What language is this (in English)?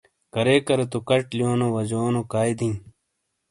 Shina